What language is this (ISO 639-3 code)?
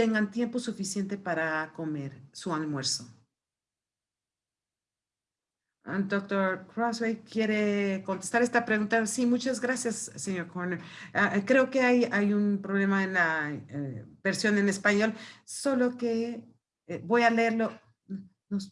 spa